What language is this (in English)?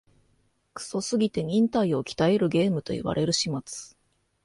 Japanese